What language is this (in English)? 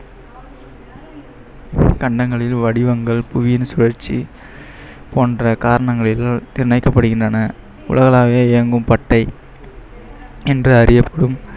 Tamil